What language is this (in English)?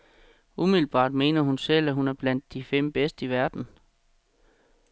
Danish